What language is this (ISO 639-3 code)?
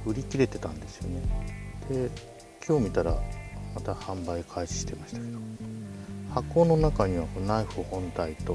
jpn